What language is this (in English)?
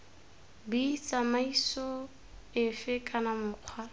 Tswana